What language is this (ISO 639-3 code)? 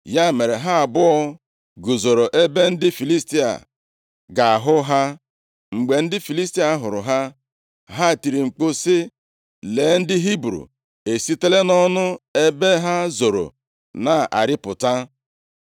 ibo